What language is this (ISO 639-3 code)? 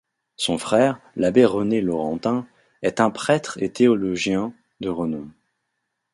fra